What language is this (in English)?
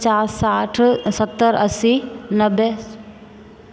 Maithili